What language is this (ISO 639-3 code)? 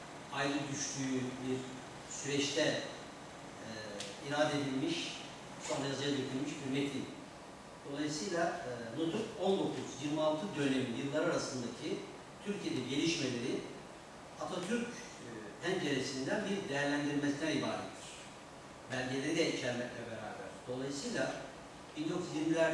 tur